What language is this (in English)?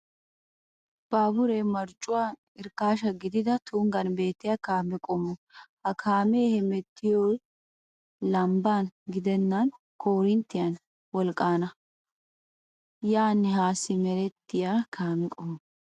Wolaytta